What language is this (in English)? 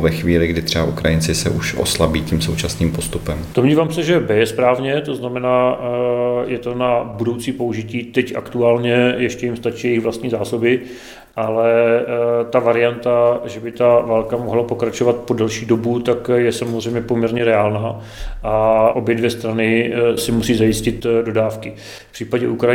Czech